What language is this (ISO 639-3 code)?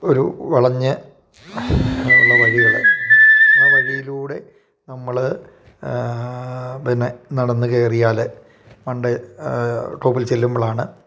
mal